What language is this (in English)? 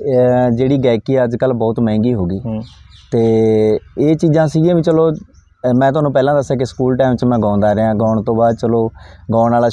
Hindi